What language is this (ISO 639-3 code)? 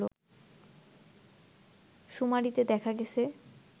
ben